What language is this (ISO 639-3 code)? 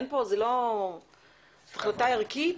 heb